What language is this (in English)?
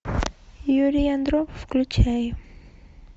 Russian